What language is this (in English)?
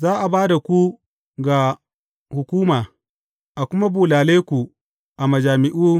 Hausa